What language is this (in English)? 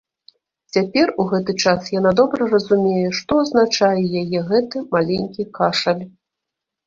Belarusian